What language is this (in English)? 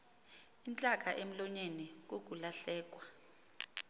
Xhosa